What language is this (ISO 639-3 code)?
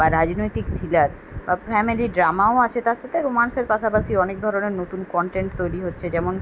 ben